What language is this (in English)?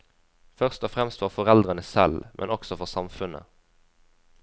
Norwegian